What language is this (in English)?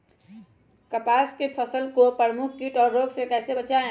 Magahi